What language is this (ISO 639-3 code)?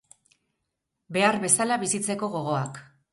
eus